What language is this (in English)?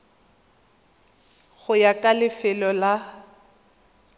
Tswana